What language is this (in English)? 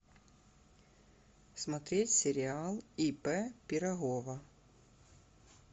Russian